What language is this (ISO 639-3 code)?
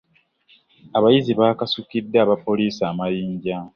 lug